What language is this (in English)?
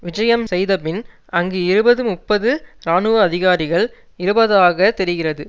Tamil